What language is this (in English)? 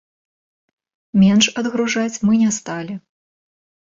Belarusian